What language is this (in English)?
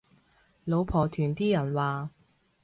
Cantonese